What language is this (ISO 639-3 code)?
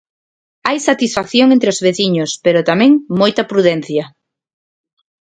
glg